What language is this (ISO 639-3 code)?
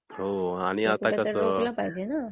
mar